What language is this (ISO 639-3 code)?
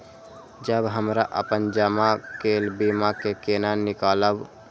mai